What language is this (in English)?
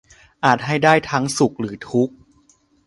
Thai